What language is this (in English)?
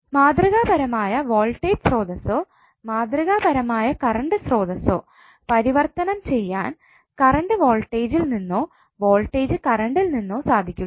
Malayalam